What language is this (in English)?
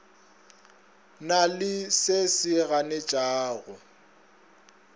Northern Sotho